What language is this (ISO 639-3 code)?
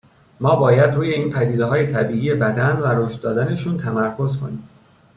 fas